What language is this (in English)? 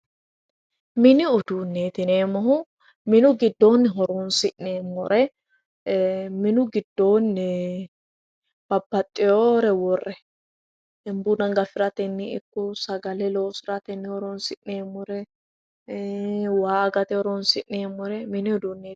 Sidamo